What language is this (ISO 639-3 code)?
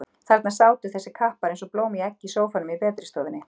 isl